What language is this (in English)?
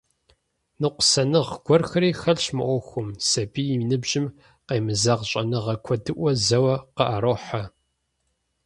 Kabardian